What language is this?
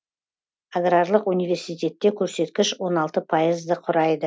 Kazakh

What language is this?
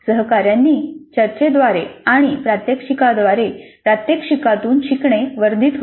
Marathi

